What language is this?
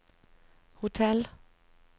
Norwegian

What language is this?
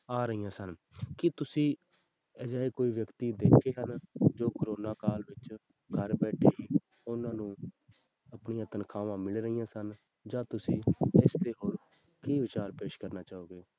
Punjabi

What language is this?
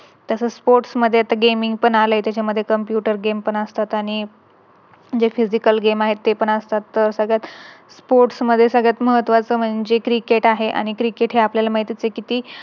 Marathi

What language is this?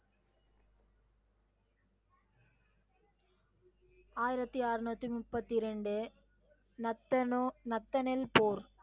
Tamil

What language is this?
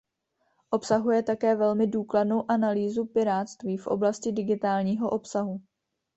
Czech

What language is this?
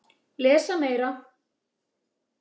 Icelandic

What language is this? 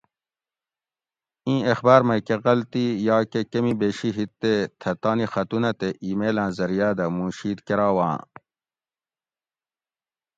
Gawri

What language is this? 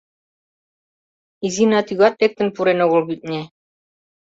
Mari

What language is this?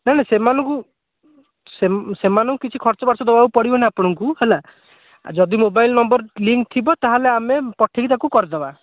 Odia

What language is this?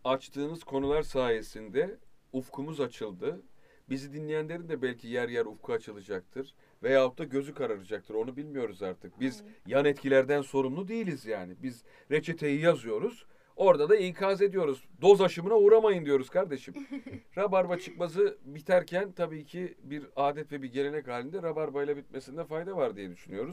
Turkish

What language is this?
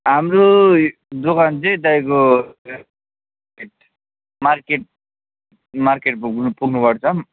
Nepali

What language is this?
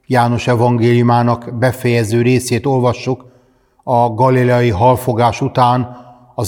Hungarian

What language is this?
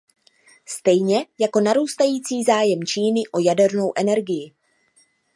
Czech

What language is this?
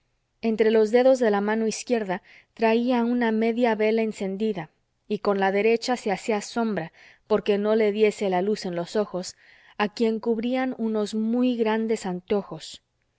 Spanish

